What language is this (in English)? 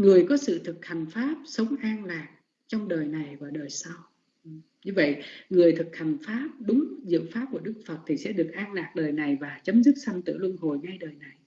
Vietnamese